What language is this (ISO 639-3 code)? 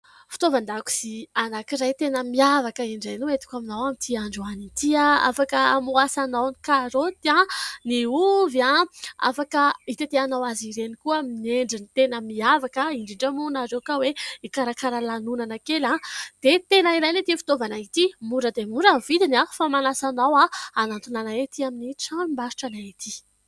mlg